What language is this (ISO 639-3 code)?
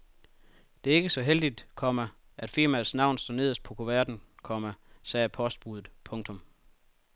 dan